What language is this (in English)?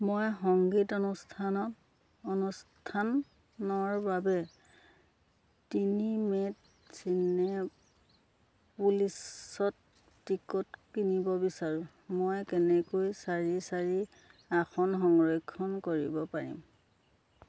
Assamese